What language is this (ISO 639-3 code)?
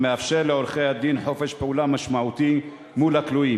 heb